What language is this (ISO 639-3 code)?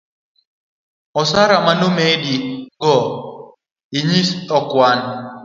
luo